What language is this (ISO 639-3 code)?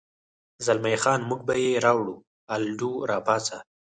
pus